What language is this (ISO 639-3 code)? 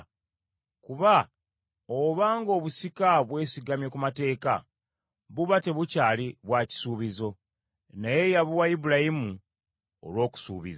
lug